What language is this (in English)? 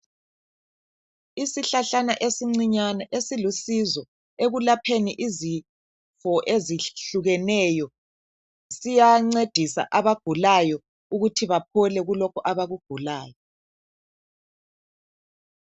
North Ndebele